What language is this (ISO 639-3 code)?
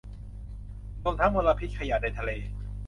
tha